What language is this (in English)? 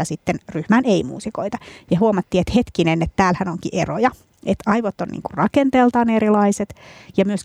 Finnish